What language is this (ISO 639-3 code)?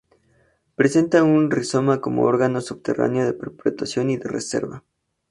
spa